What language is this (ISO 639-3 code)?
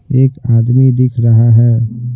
hin